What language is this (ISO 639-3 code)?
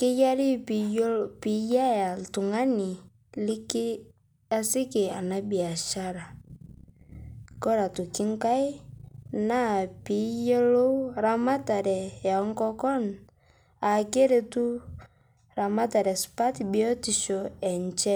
mas